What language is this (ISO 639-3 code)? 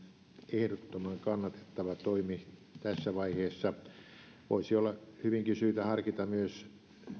fin